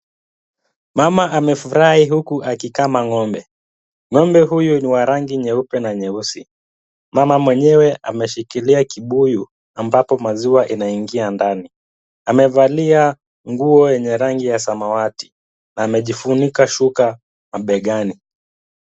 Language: Swahili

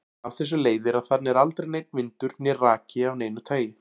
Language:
Icelandic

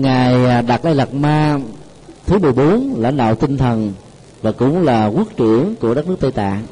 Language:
Vietnamese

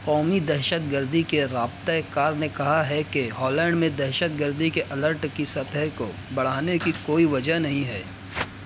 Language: Urdu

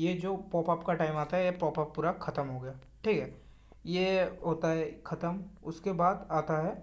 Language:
Hindi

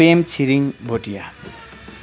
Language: Nepali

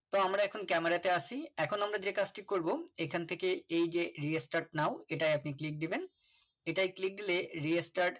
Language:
Bangla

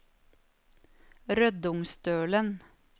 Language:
Norwegian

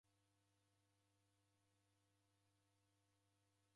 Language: Taita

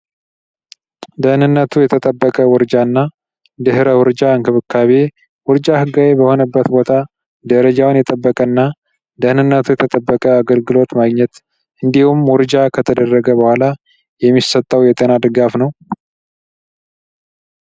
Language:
Amharic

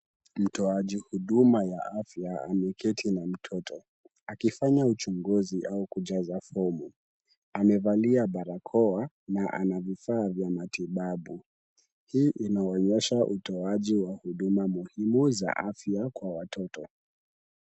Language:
Swahili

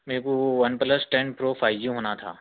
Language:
Urdu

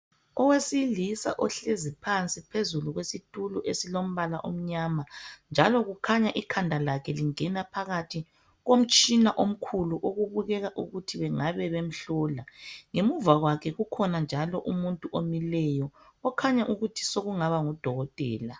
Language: North Ndebele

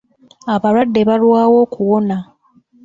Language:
Ganda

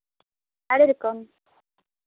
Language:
Santali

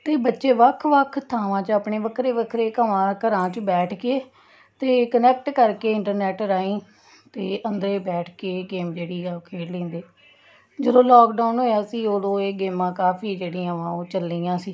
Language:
Punjabi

